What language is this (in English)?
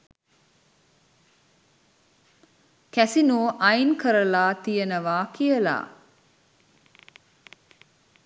Sinhala